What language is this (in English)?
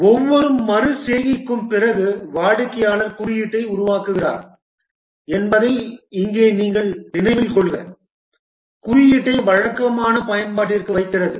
Tamil